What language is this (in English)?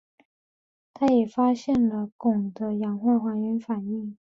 Chinese